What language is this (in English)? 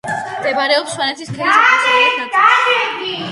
Georgian